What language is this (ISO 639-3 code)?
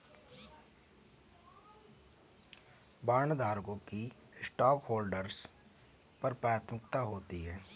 hin